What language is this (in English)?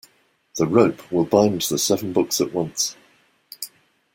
English